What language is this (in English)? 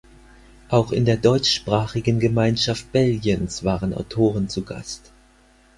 German